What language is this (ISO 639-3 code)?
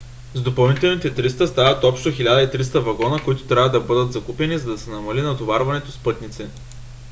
bul